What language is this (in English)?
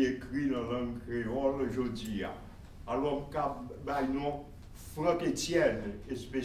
French